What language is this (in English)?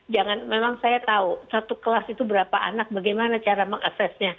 Indonesian